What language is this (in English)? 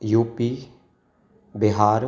Sindhi